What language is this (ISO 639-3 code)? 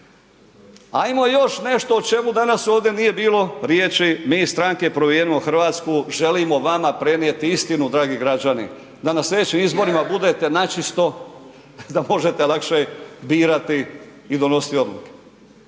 hrv